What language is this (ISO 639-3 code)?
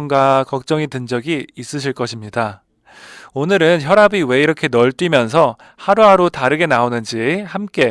kor